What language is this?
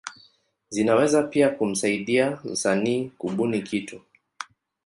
Swahili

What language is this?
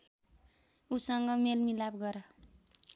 Nepali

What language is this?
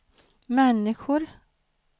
Swedish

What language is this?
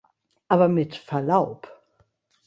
German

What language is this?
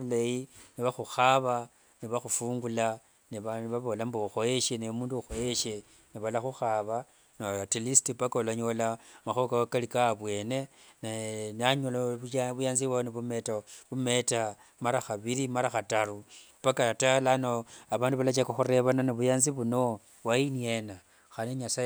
Wanga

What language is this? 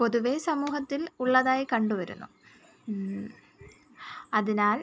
Malayalam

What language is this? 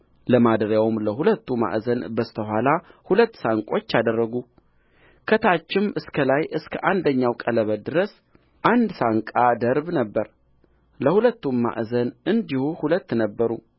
Amharic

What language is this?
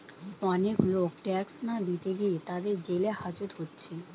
Bangla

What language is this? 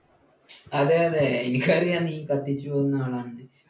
Malayalam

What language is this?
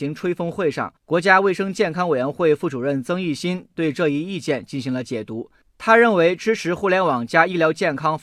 Chinese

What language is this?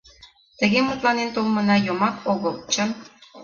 Mari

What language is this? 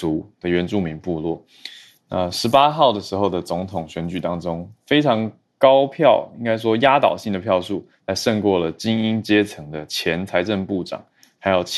Chinese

